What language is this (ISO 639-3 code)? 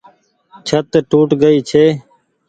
gig